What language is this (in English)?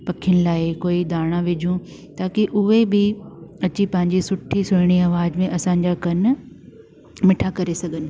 Sindhi